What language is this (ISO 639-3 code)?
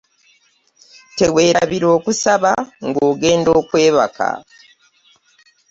lug